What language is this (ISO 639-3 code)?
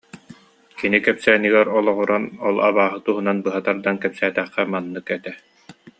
sah